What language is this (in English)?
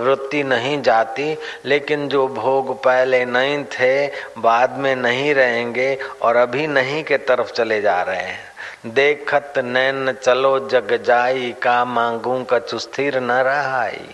Hindi